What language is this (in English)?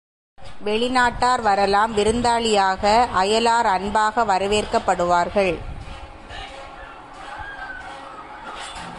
Tamil